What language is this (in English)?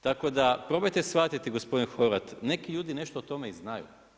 Croatian